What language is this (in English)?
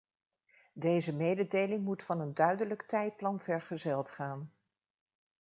Dutch